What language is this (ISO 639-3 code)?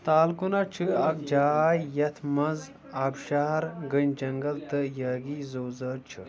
kas